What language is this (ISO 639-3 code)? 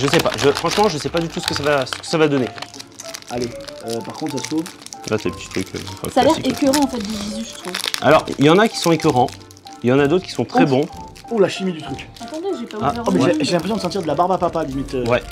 fra